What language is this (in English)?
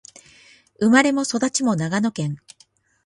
Japanese